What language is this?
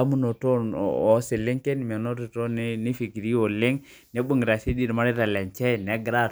Masai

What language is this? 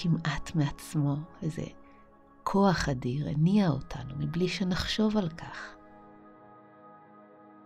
Hebrew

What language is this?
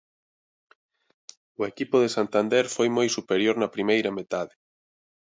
Galician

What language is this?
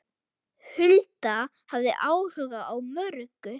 Icelandic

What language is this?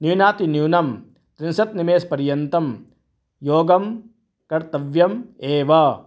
Sanskrit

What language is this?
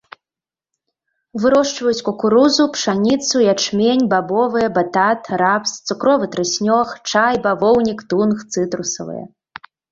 Belarusian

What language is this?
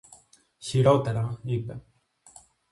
Greek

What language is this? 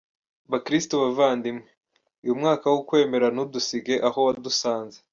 Kinyarwanda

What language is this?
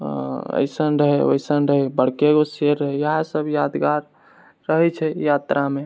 Maithili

